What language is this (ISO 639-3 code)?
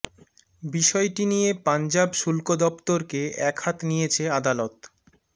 ben